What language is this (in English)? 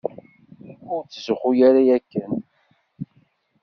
Kabyle